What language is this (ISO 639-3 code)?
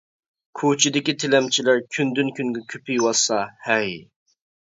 uig